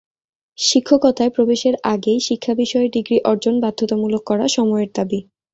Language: Bangla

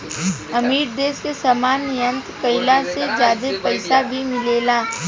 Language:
Bhojpuri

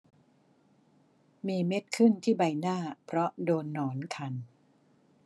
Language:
Thai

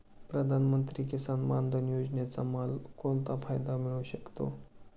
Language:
Marathi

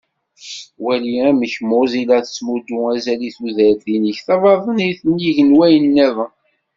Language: Kabyle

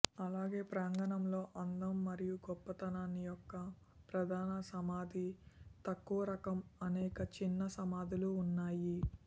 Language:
Telugu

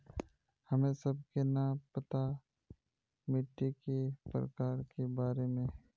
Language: Magahi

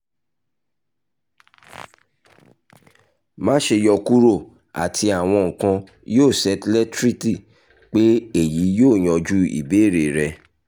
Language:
Yoruba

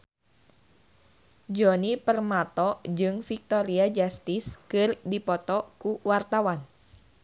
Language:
Sundanese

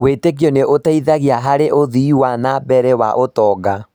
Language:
Kikuyu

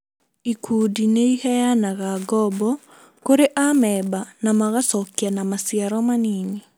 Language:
Kikuyu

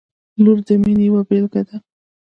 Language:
Pashto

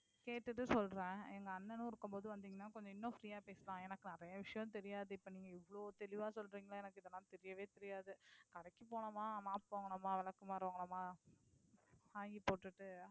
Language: Tamil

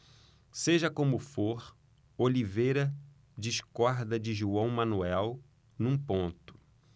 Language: Portuguese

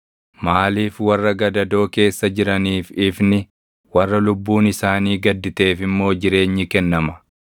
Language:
Oromo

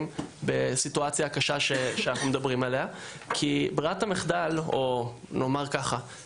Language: Hebrew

